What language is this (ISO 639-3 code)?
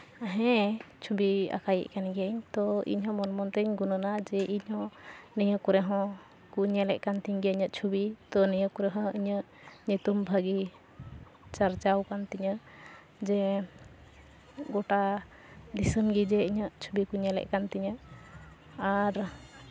sat